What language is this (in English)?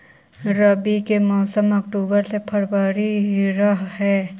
Magahi